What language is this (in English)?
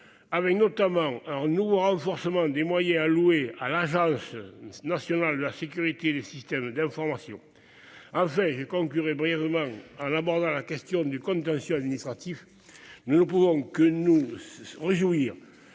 French